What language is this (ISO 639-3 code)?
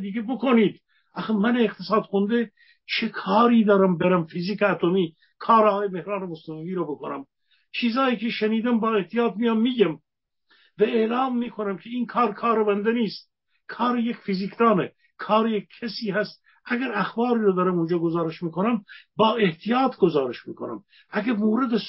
fas